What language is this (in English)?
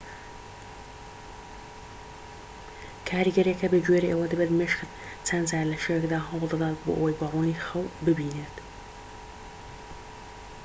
Central Kurdish